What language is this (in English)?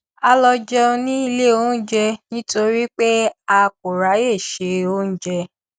Yoruba